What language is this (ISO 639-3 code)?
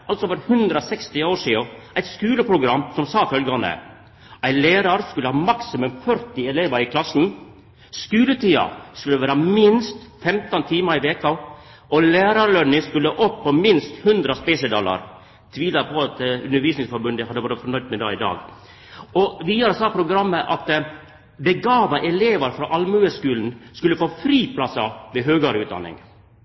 nno